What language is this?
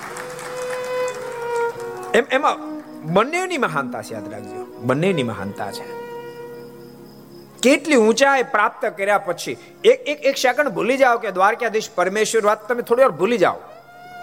Gujarati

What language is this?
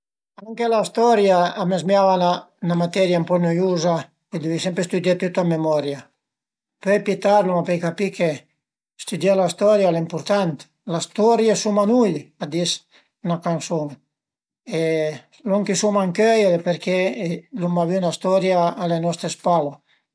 Piedmontese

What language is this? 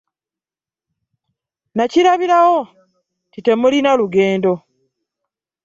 Ganda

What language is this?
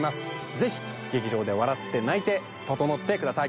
Japanese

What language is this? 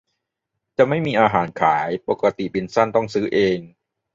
Thai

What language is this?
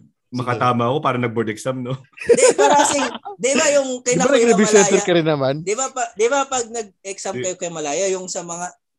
Filipino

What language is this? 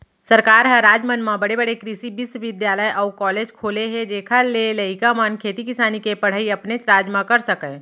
Chhattisgarhi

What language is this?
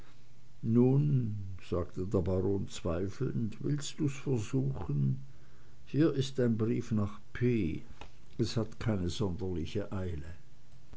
German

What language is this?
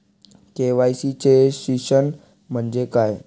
Marathi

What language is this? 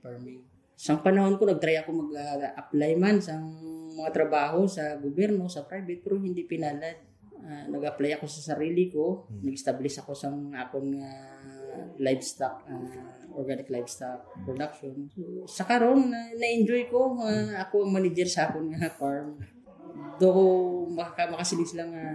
Filipino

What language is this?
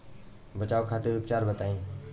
Bhojpuri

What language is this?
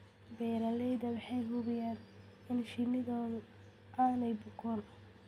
Somali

